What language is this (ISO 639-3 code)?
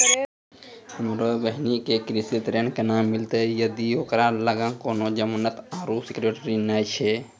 mai